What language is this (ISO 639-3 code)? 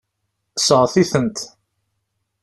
kab